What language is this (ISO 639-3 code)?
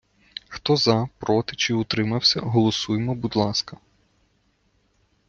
ukr